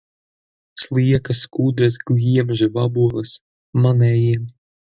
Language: Latvian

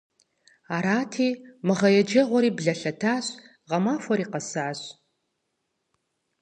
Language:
Kabardian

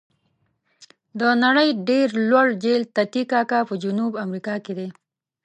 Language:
Pashto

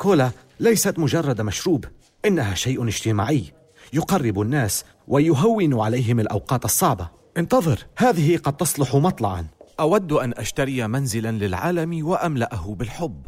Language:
Arabic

